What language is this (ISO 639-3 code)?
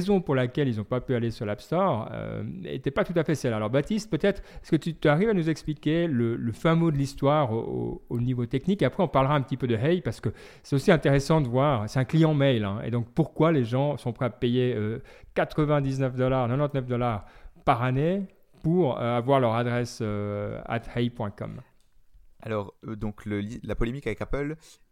fra